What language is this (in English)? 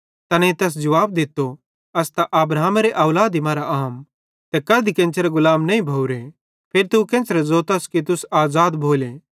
Bhadrawahi